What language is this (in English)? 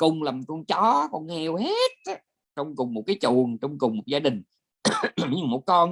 Vietnamese